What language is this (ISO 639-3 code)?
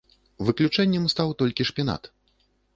bel